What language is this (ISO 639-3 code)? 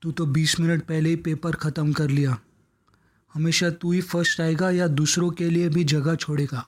hin